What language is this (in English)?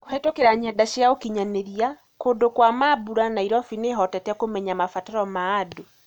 Kikuyu